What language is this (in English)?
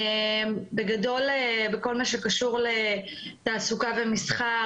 Hebrew